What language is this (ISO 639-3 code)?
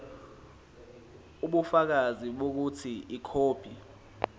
zul